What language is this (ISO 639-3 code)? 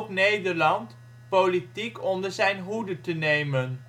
nld